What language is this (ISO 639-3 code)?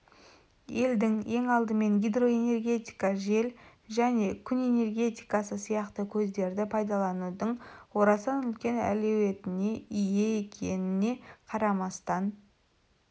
kaz